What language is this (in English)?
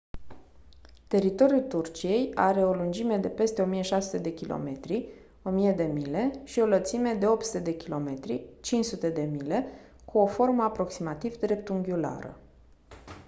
Romanian